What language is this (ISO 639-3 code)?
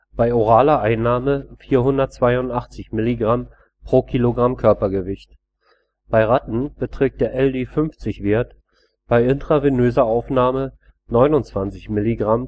deu